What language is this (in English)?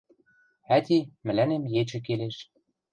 Western Mari